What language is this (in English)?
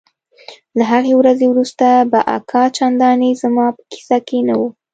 Pashto